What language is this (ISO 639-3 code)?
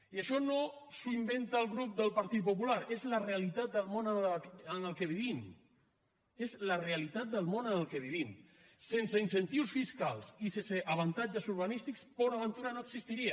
cat